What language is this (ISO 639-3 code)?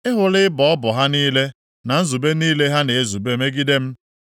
ibo